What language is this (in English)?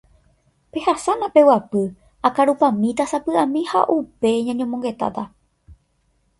Guarani